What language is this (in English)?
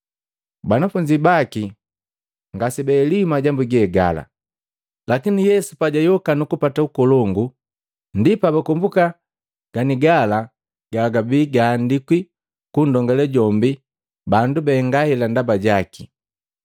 Matengo